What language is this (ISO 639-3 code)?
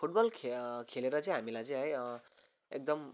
nep